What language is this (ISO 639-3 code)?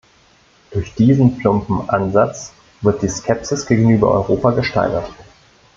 deu